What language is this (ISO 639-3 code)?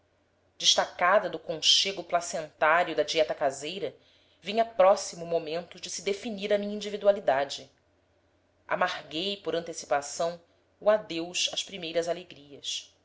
por